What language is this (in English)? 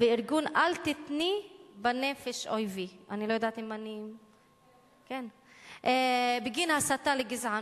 Hebrew